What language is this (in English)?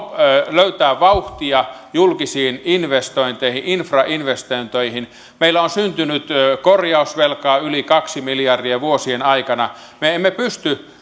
Finnish